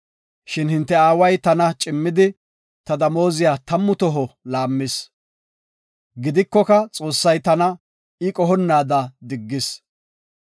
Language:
Gofa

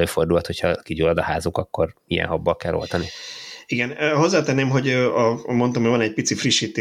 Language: Hungarian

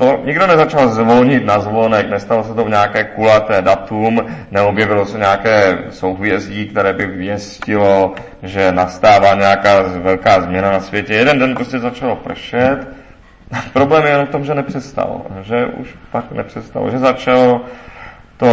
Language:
Czech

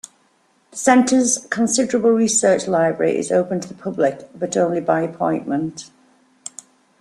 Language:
English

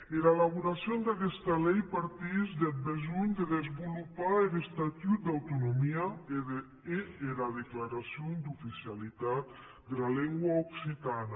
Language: Catalan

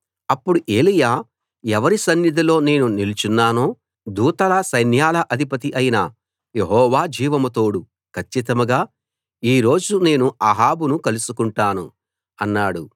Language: Telugu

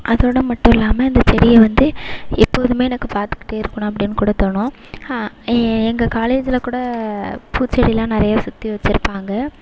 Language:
Tamil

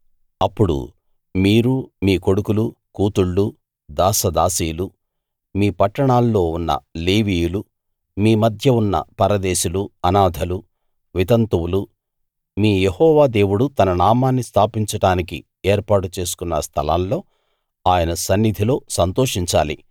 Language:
Telugu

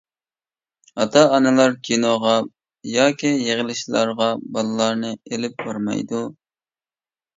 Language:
Uyghur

